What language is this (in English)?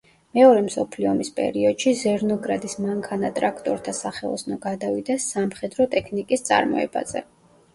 Georgian